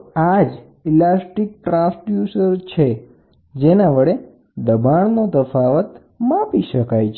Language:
Gujarati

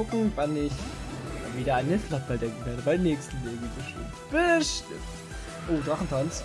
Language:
German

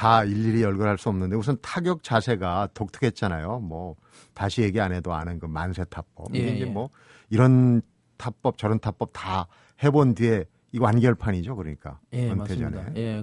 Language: Korean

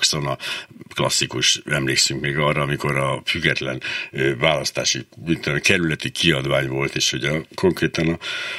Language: Hungarian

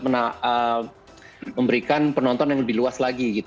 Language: Indonesian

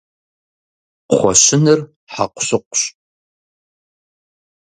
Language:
Kabardian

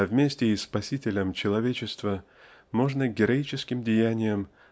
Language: Russian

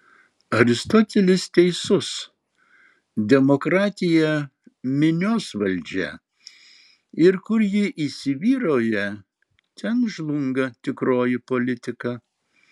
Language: Lithuanian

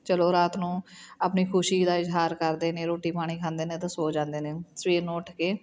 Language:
Punjabi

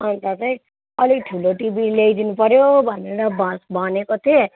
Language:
Nepali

